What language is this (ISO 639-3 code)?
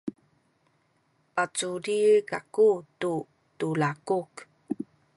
szy